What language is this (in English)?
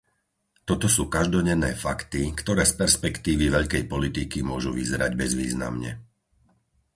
Slovak